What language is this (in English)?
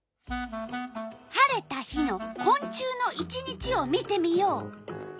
Japanese